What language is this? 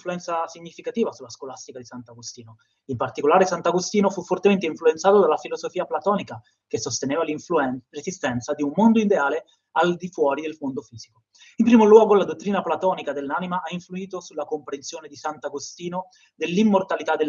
Italian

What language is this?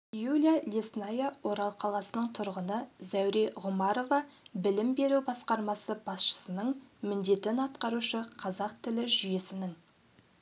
Kazakh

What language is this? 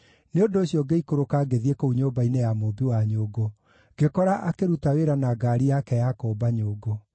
Kikuyu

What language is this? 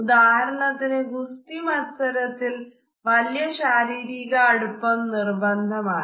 Malayalam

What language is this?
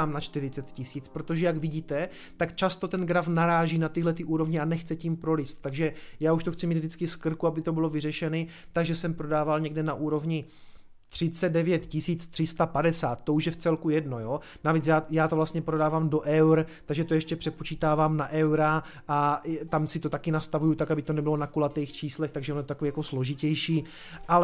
Czech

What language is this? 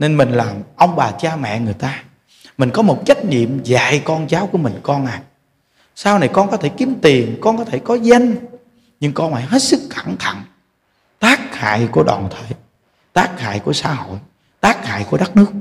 Vietnamese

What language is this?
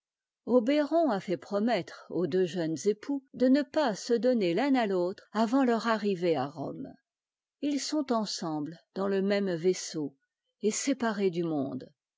French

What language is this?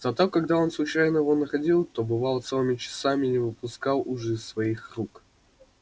Russian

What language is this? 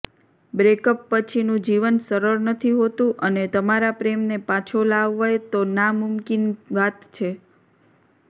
Gujarati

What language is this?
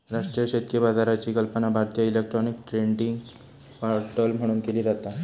Marathi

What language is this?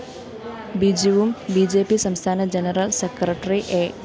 Malayalam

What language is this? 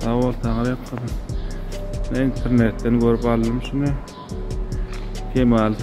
Arabic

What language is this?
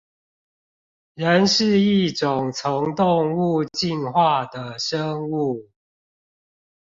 Chinese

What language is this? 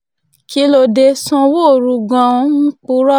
Yoruba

